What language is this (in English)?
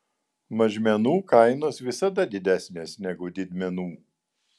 Lithuanian